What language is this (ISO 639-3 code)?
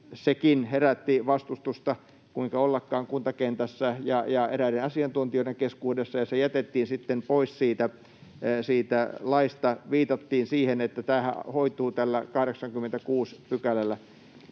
fin